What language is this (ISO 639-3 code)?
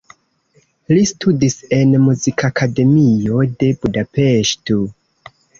epo